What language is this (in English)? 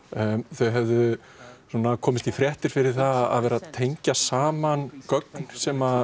Icelandic